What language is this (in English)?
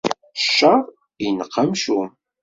Kabyle